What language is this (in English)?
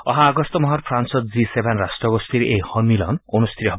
Assamese